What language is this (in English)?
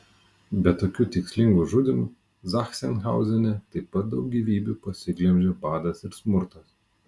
Lithuanian